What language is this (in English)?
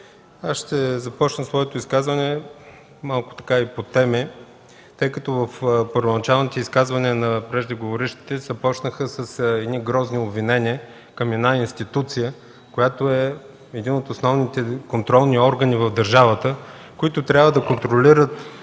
Bulgarian